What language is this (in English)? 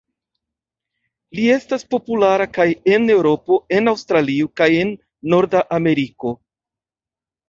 Esperanto